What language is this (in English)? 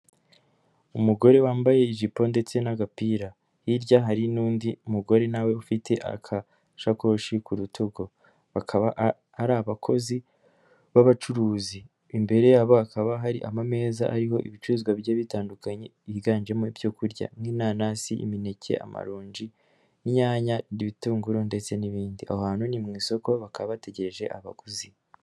Kinyarwanda